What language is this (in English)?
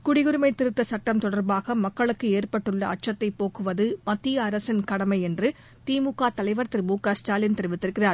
Tamil